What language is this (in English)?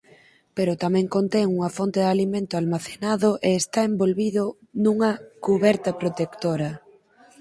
Galician